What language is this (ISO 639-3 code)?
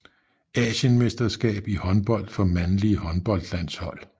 dan